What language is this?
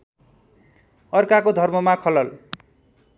Nepali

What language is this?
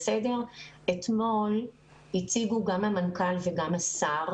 Hebrew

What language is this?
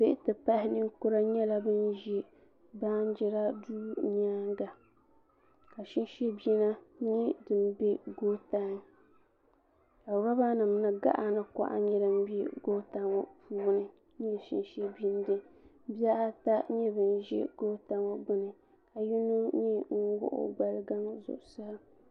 Dagbani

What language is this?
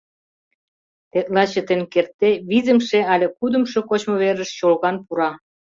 Mari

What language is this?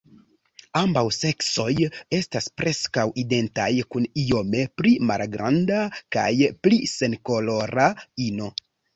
Esperanto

